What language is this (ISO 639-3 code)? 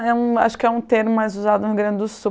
por